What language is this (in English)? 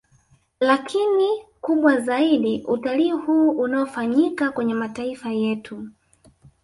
Swahili